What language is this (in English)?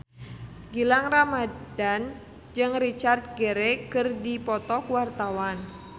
Sundanese